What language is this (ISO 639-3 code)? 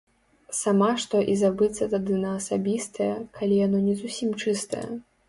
bel